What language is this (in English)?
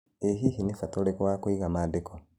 Kikuyu